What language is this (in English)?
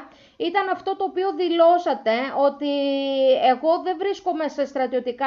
Greek